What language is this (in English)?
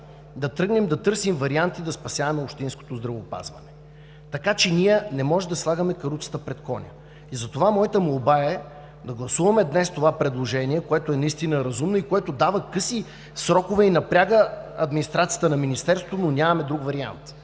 Bulgarian